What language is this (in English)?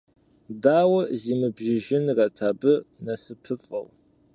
Kabardian